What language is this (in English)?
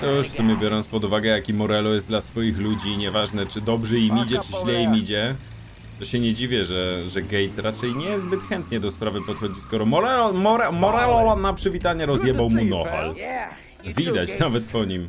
Polish